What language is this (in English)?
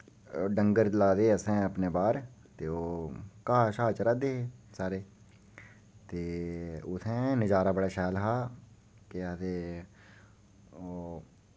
Dogri